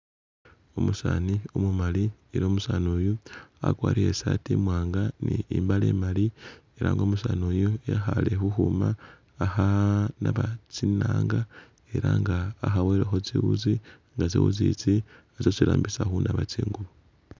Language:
Masaaba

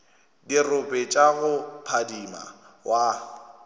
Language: Northern Sotho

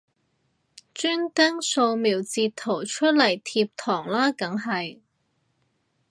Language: Cantonese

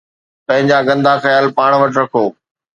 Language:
Sindhi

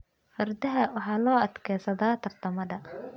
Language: Somali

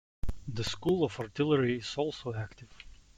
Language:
English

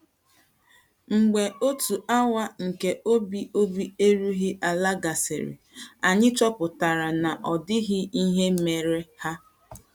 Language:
Igbo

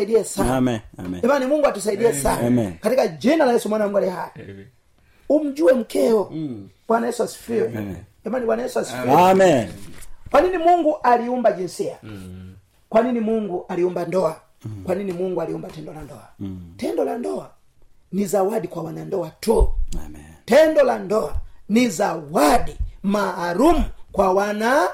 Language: Swahili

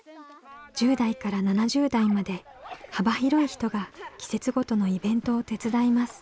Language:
Japanese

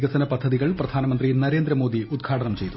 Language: Malayalam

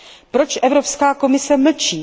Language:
Czech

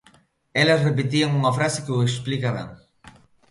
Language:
Galician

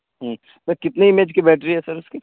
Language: Urdu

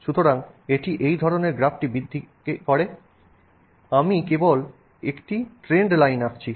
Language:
Bangla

